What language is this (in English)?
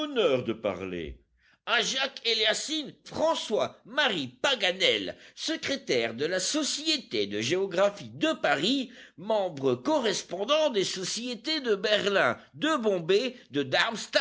French